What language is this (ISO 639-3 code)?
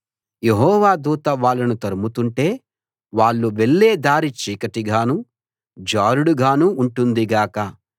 tel